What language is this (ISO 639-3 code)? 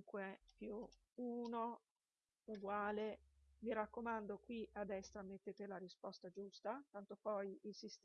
ita